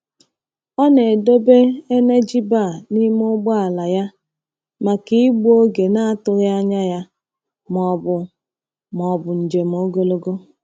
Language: Igbo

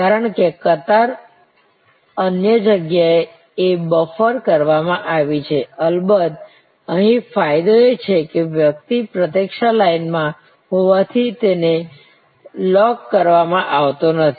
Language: Gujarati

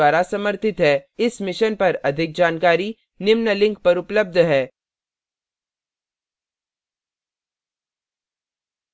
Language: Hindi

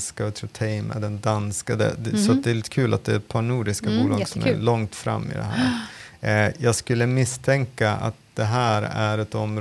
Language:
Swedish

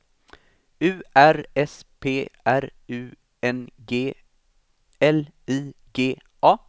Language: Swedish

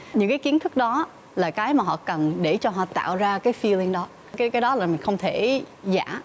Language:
Vietnamese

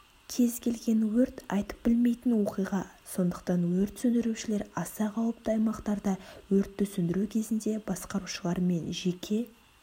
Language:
Kazakh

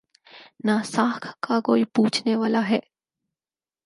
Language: Urdu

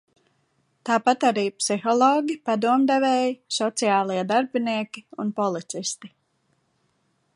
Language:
Latvian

